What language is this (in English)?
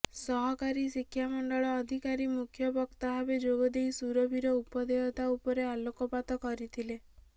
Odia